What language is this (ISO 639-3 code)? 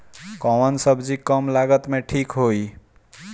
bho